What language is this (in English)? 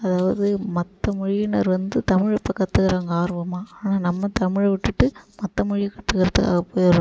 Tamil